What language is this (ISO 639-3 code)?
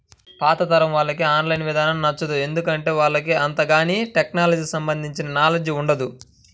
tel